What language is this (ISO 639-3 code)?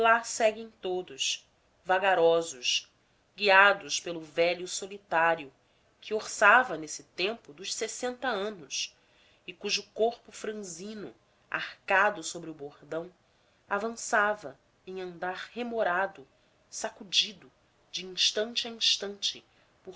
por